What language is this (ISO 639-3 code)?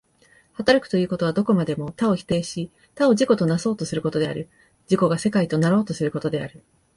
jpn